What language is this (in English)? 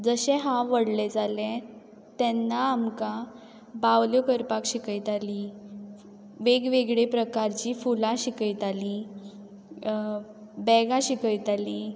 Konkani